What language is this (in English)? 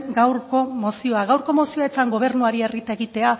Basque